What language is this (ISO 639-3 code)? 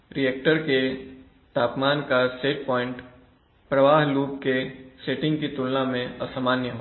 hin